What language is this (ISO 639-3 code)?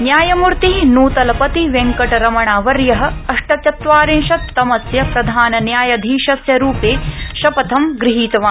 san